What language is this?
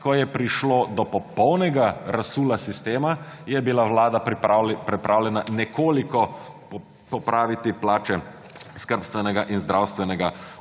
Slovenian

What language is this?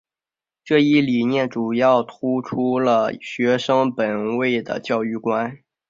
Chinese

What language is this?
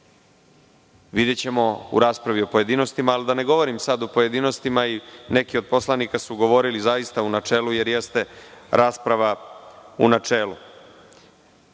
Serbian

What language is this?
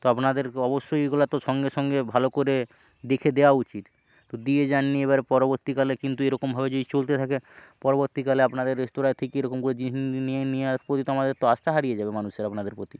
Bangla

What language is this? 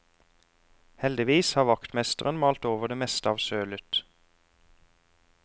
Norwegian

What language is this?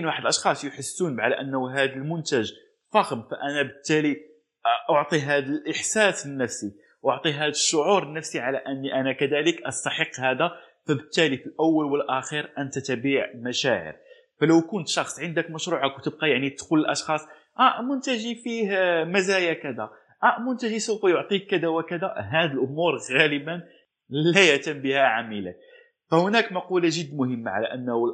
Arabic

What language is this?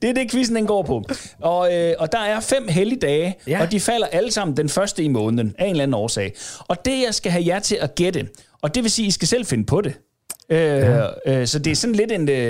Danish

